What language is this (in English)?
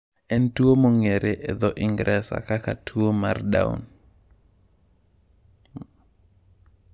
Luo (Kenya and Tanzania)